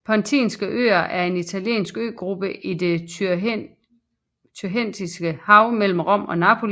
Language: Danish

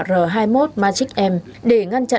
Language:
Vietnamese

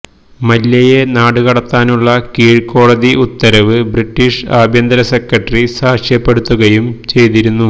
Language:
Malayalam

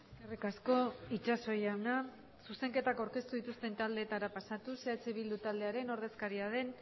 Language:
Basque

